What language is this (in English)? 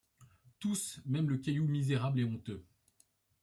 French